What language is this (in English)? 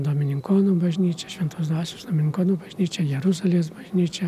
Lithuanian